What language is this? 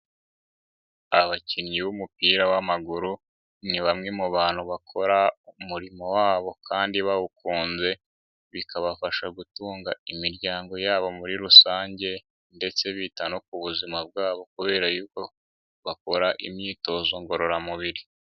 Kinyarwanda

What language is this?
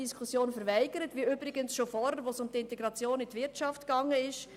Swiss German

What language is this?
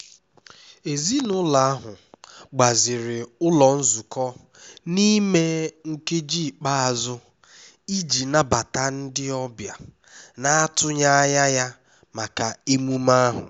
Igbo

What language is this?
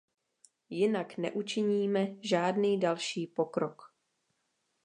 Czech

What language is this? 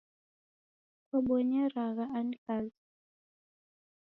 Taita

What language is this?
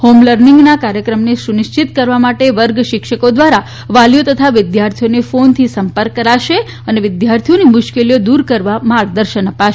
Gujarati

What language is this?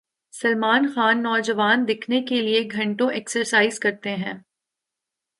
Urdu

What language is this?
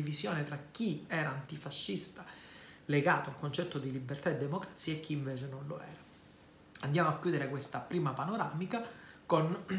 Italian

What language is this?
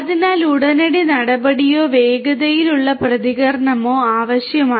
Malayalam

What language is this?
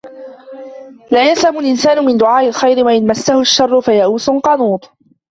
Arabic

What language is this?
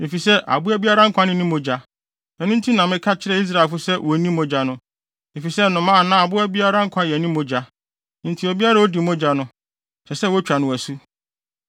Akan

